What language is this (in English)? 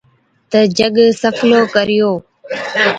Od